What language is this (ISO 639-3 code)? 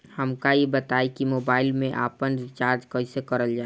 bho